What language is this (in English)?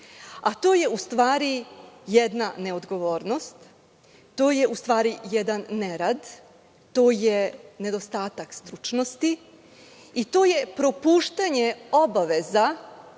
Serbian